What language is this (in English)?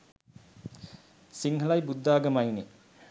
Sinhala